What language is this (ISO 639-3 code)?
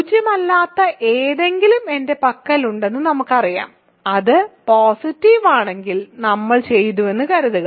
mal